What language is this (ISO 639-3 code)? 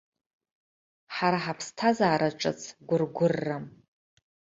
abk